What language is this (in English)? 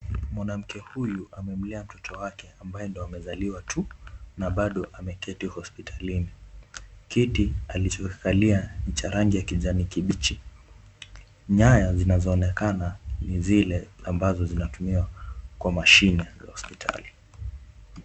Swahili